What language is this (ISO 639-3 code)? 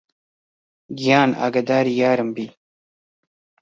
ckb